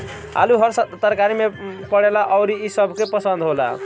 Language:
Bhojpuri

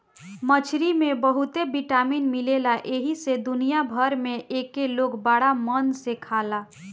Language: Bhojpuri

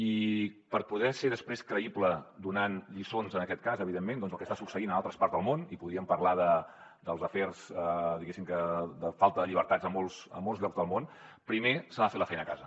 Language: Catalan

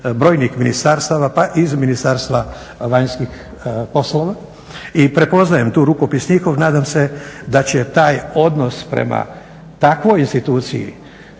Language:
Croatian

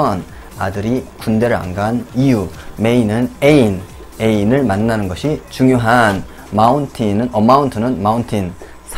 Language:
Korean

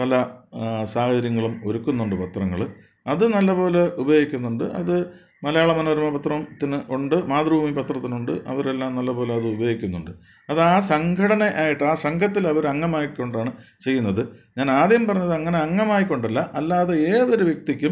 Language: Malayalam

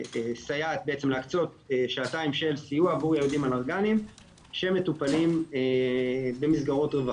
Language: Hebrew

